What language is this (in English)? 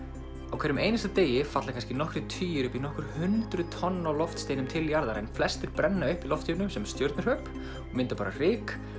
Icelandic